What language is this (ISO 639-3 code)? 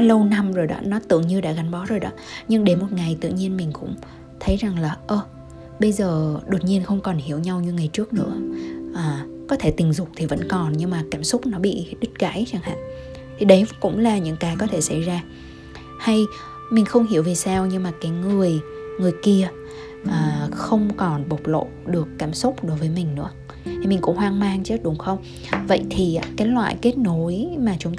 vie